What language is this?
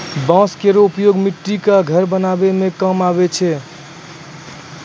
Maithili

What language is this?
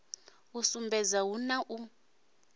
Venda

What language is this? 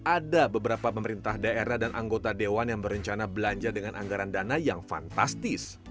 Indonesian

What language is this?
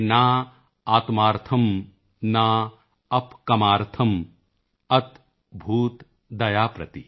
Punjabi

